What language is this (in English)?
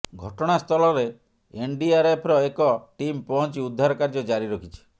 Odia